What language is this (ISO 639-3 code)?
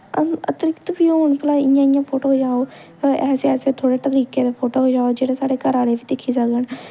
doi